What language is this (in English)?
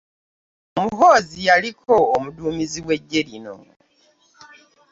Ganda